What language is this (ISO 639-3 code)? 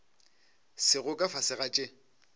nso